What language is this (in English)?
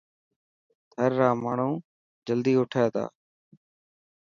Dhatki